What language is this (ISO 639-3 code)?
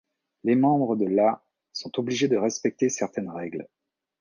fra